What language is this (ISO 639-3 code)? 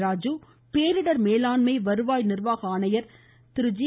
tam